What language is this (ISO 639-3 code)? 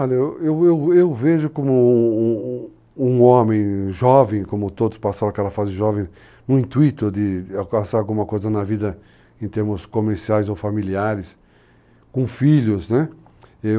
por